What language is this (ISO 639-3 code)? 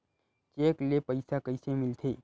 hne